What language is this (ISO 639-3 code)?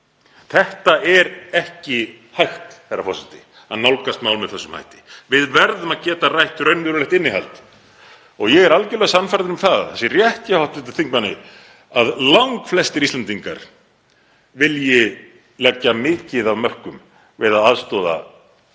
isl